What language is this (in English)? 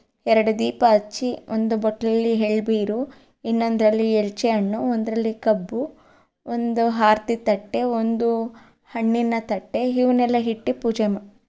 Kannada